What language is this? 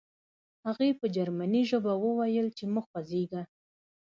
Pashto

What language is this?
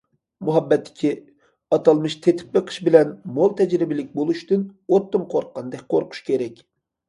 Uyghur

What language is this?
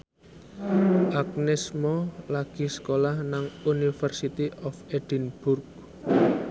Javanese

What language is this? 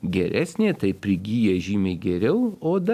Lithuanian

